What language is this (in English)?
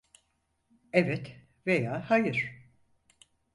Turkish